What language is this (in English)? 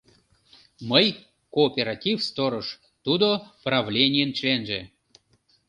Mari